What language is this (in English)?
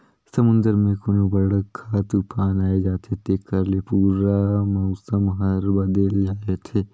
Chhattisgarhi